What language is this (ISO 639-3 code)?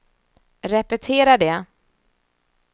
swe